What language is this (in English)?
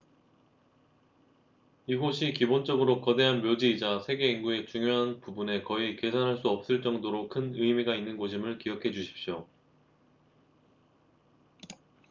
Korean